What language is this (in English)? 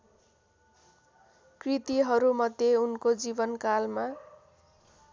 Nepali